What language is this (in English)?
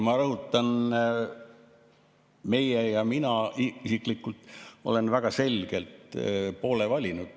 Estonian